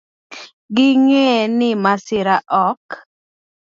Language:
Luo (Kenya and Tanzania)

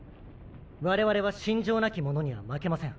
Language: Japanese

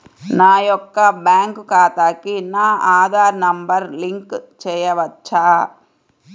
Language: Telugu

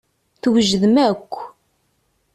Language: Kabyle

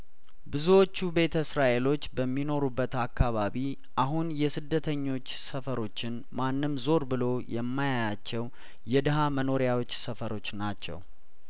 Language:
Amharic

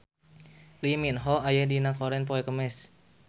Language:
Sundanese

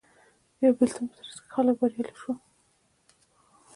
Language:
Pashto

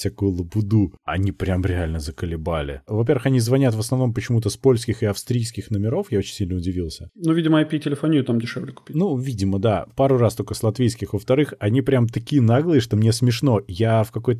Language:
Russian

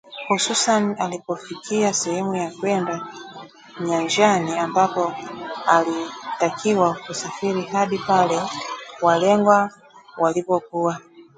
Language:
Swahili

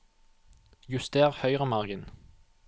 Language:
Norwegian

